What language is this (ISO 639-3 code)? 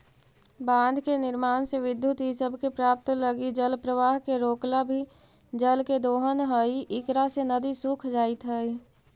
mag